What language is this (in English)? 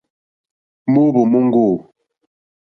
Mokpwe